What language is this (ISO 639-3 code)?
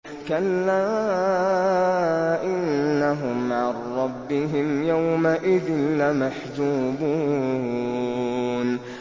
ara